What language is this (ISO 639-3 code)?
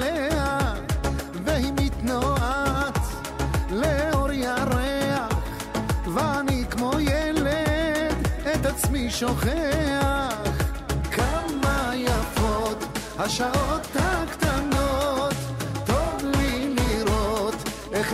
heb